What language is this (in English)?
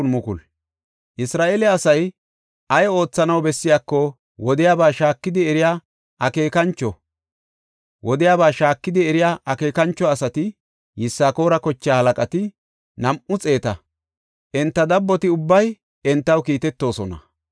Gofa